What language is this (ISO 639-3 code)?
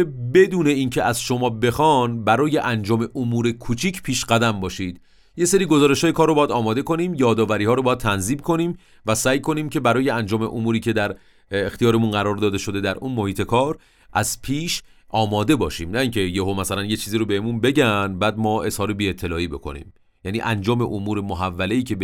fas